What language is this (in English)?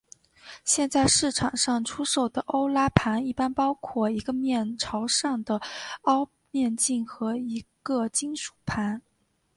Chinese